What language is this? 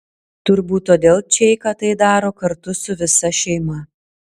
Lithuanian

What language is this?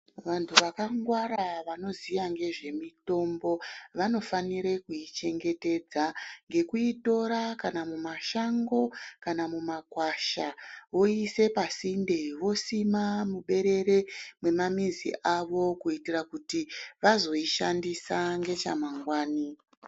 Ndau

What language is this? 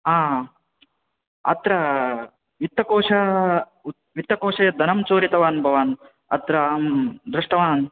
Sanskrit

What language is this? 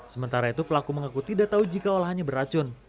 Indonesian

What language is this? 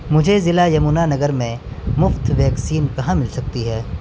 Urdu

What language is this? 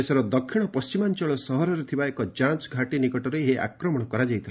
Odia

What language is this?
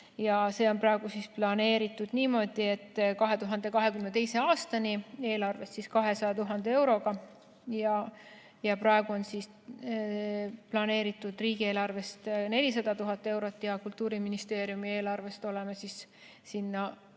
Estonian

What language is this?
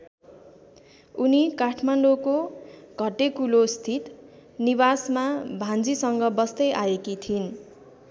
Nepali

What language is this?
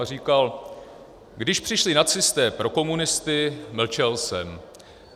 Czech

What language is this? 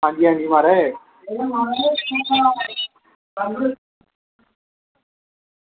Dogri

